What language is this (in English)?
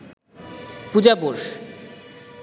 Bangla